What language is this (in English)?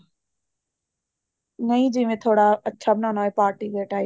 Punjabi